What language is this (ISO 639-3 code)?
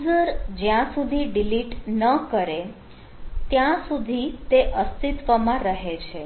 guj